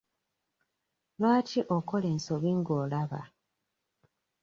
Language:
Ganda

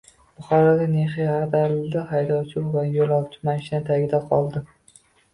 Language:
Uzbek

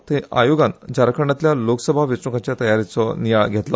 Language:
Konkani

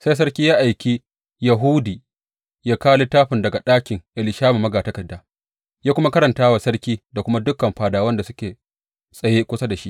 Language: Hausa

